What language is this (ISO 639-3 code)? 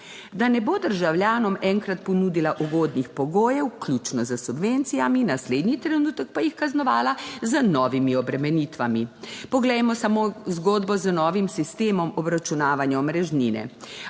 slv